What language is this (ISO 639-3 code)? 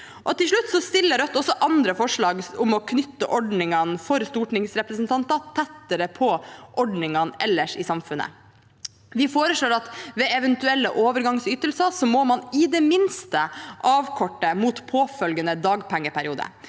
nor